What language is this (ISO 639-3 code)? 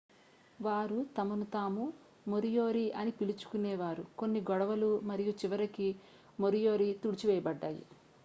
tel